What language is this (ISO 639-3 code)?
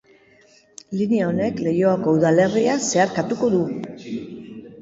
eus